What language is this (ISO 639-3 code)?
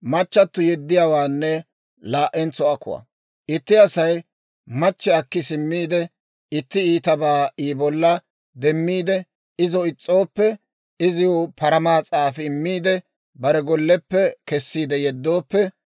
dwr